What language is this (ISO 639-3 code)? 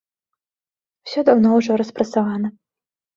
bel